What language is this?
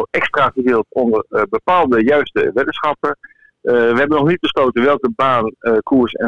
Dutch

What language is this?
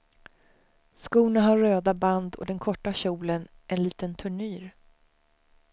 Swedish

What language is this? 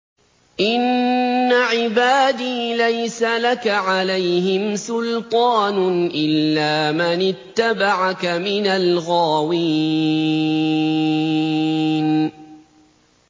Arabic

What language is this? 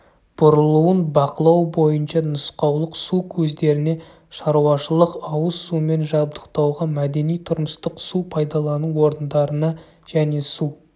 Kazakh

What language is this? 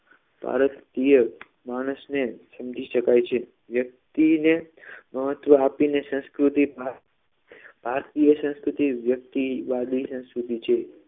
Gujarati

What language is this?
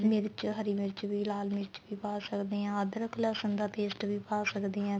Punjabi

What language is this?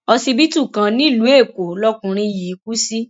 Yoruba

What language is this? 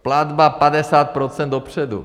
Czech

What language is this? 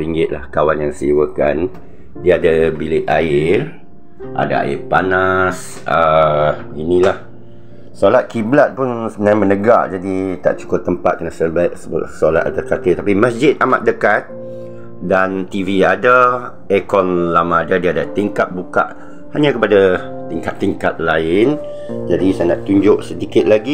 Malay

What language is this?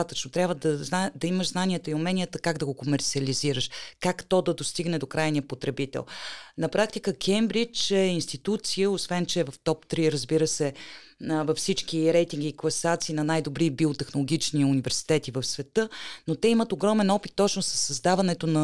Bulgarian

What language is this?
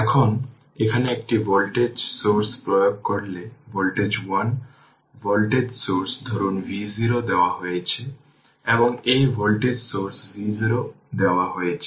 Bangla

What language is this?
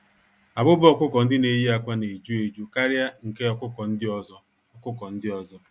Igbo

